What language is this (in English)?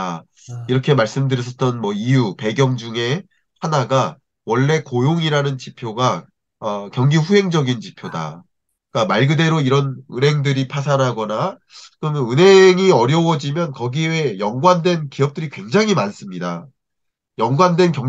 Korean